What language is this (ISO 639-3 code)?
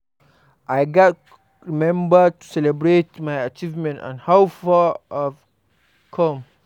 pcm